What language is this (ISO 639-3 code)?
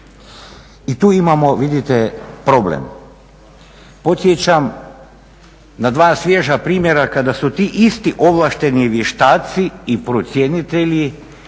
hrv